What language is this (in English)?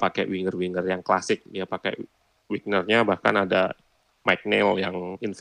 Indonesian